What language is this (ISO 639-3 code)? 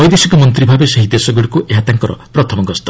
ori